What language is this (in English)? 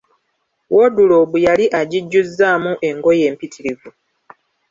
Ganda